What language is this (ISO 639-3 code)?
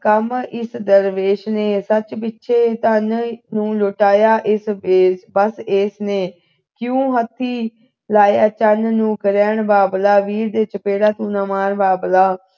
pan